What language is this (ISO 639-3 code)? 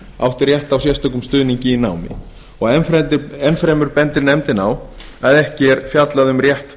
isl